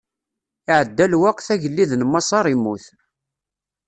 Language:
Kabyle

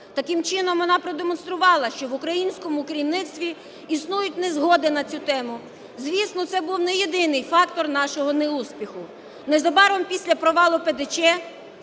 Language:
Ukrainian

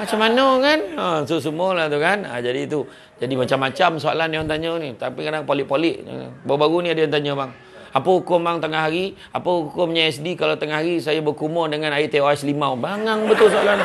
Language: Malay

